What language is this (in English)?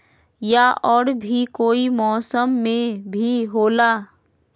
Magahi